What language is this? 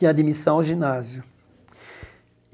Portuguese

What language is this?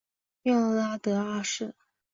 Chinese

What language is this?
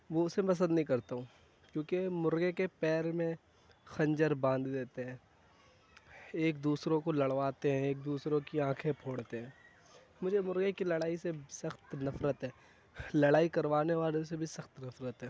Urdu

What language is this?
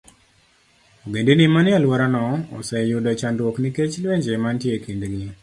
Luo (Kenya and Tanzania)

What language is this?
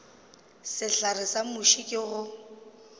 Northern Sotho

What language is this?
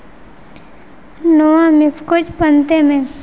Santali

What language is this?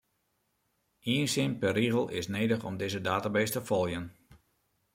Western Frisian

